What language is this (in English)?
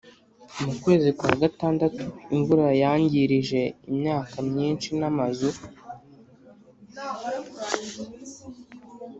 Kinyarwanda